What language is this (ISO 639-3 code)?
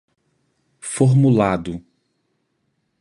por